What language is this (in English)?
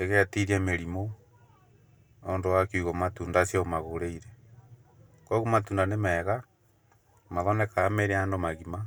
Kikuyu